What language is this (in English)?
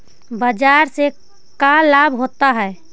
Magahi